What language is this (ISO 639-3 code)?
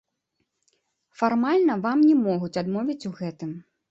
bel